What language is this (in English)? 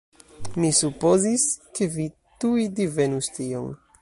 Esperanto